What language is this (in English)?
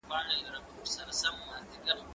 Pashto